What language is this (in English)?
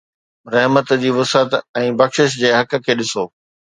Sindhi